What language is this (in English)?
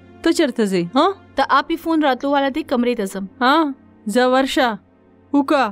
Arabic